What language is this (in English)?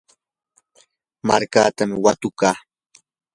Yanahuanca Pasco Quechua